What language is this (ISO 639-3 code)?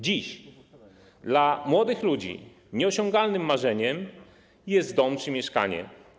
pol